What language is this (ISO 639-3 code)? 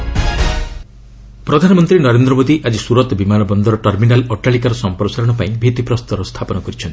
ori